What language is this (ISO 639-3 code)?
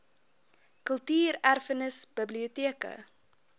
afr